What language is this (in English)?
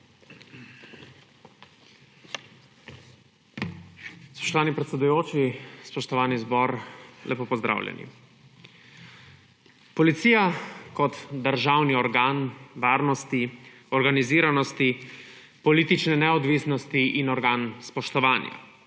Slovenian